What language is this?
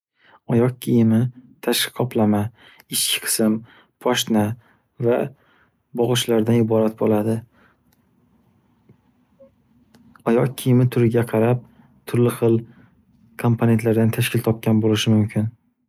Uzbek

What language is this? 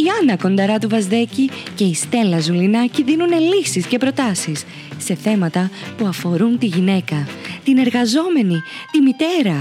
Greek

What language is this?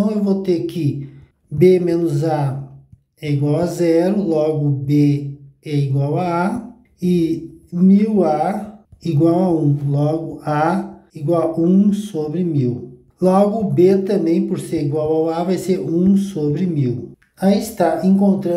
Portuguese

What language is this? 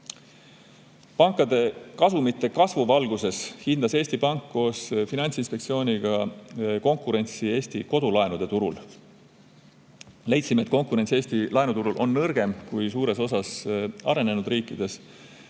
Estonian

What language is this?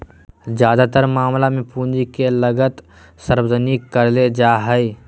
Magahi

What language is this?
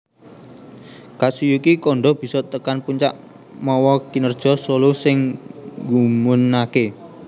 Javanese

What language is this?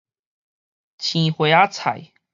Min Nan Chinese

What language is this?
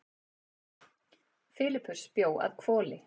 Icelandic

